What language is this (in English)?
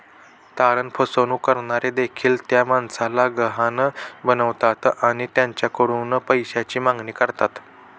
Marathi